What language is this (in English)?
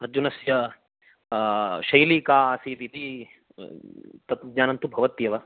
Sanskrit